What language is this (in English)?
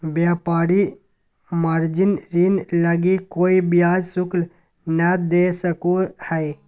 Magahi